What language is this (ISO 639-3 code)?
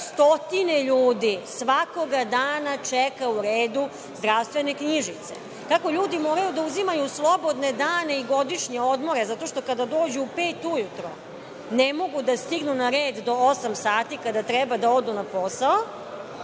srp